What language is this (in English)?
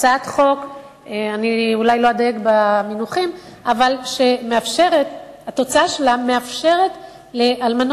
Hebrew